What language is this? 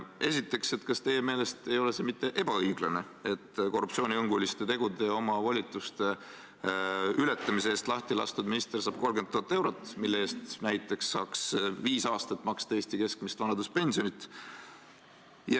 Estonian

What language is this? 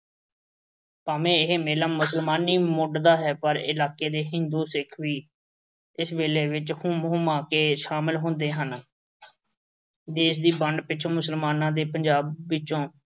Punjabi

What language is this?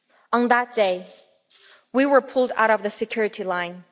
English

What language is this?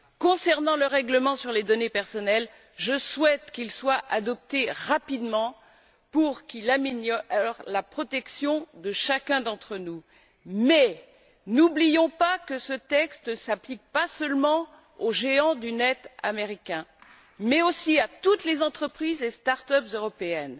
French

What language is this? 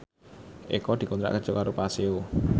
Javanese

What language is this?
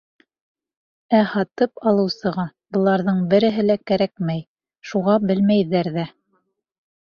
Bashkir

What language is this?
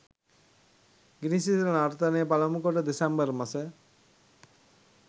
Sinhala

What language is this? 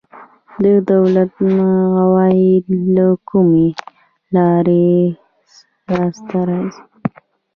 Pashto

